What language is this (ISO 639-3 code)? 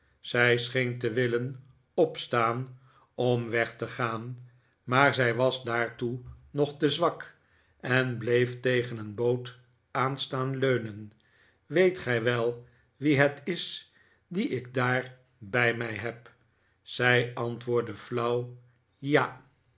nld